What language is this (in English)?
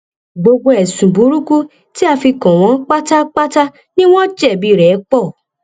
Yoruba